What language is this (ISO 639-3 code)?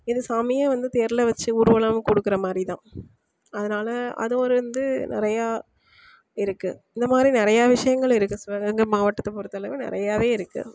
tam